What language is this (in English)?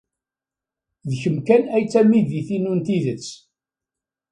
Kabyle